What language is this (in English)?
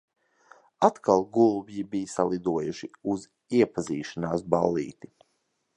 Latvian